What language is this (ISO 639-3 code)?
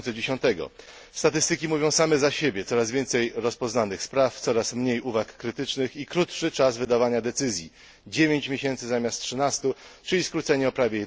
pol